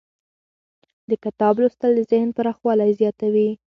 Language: Pashto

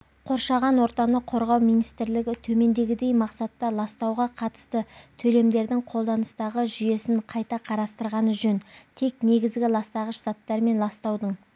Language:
Kazakh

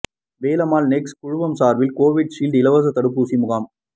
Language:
Tamil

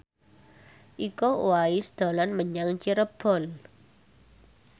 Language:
Javanese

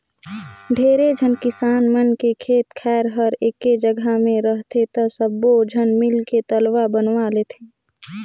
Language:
Chhattisgarhi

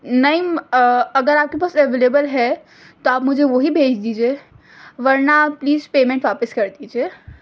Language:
Urdu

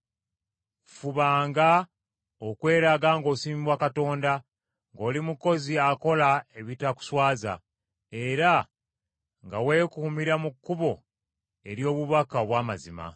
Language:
Ganda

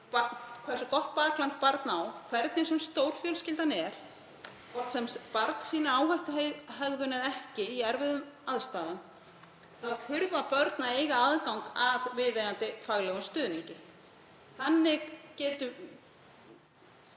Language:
Icelandic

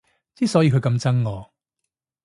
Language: Cantonese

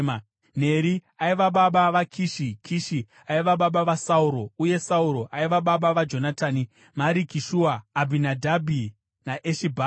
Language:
Shona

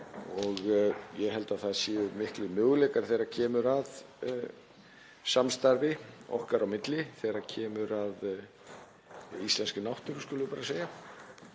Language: Icelandic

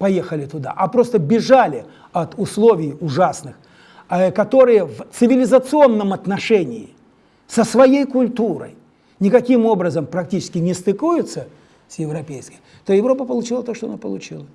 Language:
Russian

